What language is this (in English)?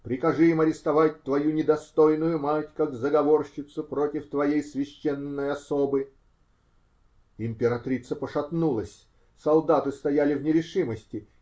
Russian